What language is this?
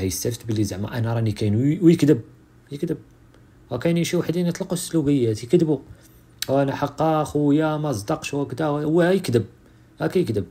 Arabic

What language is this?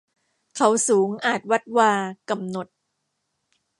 Thai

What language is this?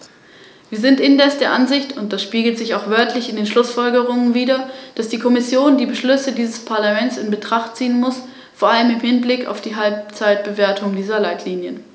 German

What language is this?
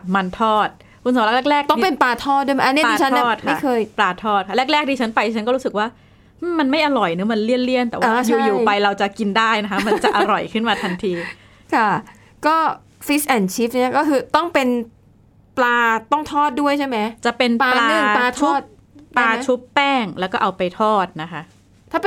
Thai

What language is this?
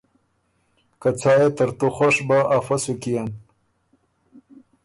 Ormuri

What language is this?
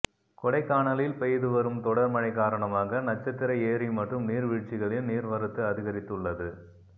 Tamil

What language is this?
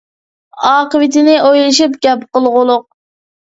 Uyghur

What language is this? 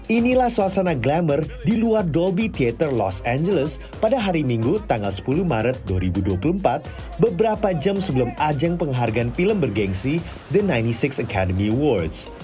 Indonesian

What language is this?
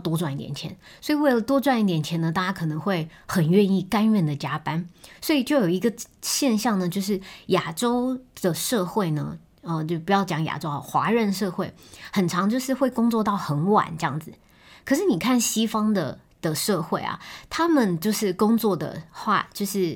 Chinese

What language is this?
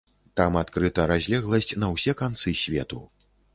Belarusian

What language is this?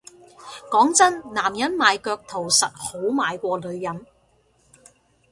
Cantonese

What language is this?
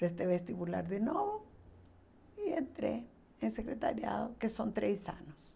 Portuguese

